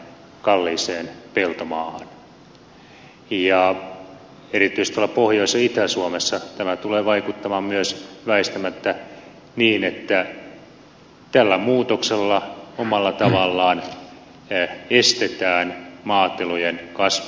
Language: Finnish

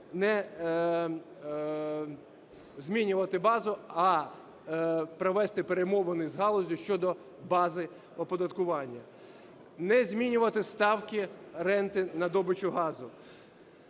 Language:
Ukrainian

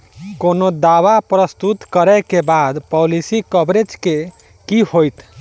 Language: Maithili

